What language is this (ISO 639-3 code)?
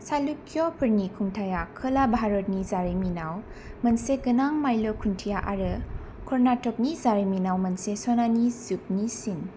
brx